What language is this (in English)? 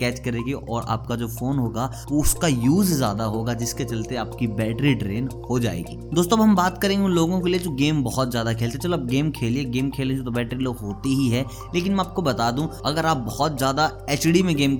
Hindi